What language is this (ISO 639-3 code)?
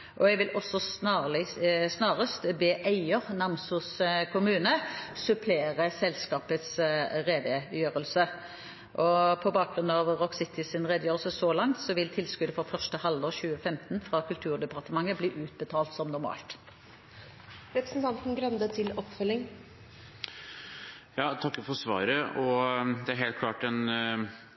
nob